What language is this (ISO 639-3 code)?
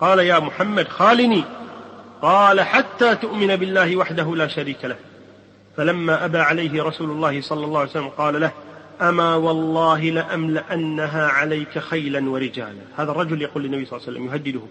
ara